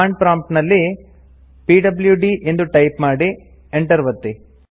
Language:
Kannada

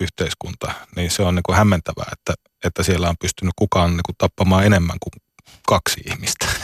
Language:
Finnish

